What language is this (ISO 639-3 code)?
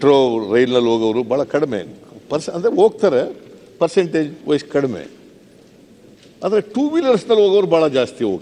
ron